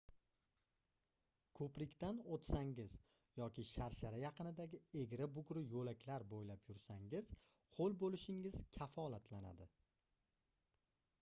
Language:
Uzbek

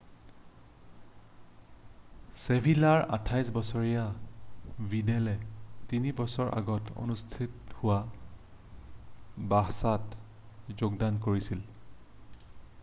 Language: Assamese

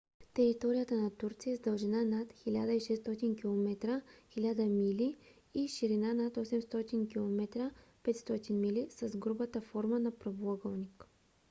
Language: Bulgarian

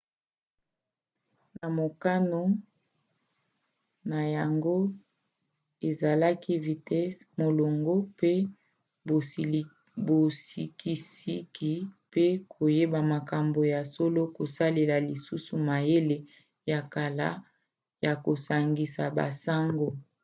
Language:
Lingala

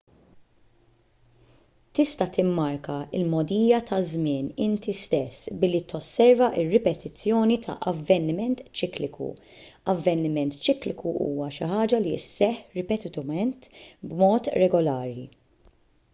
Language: Maltese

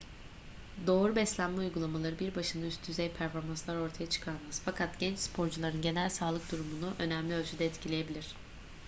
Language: Turkish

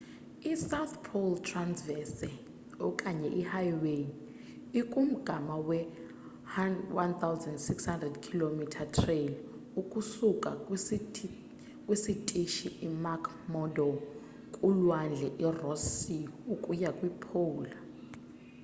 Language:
Xhosa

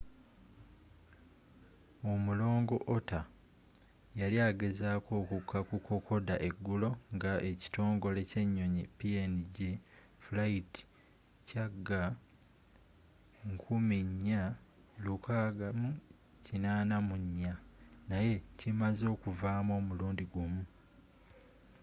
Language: Ganda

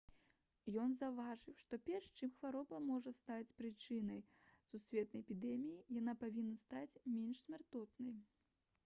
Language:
Belarusian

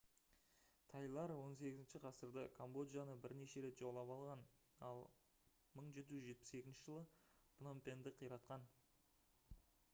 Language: Kazakh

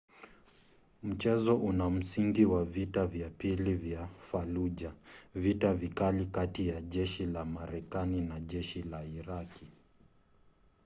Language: Swahili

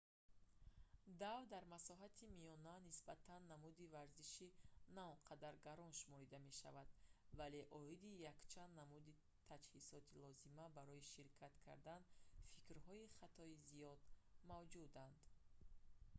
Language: Tajik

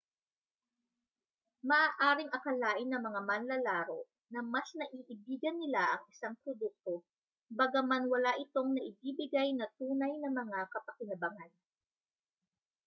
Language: Filipino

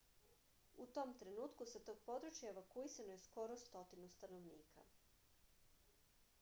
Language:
Serbian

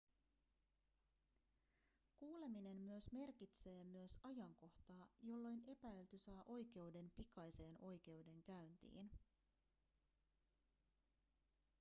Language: Finnish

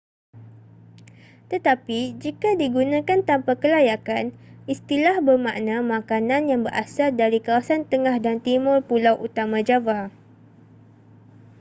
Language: Malay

